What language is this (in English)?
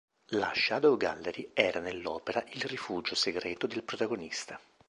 Italian